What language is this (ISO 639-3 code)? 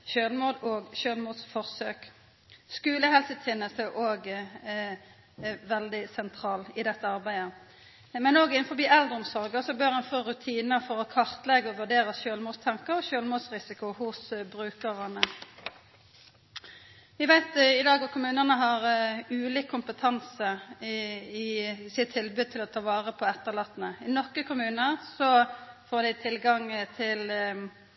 nno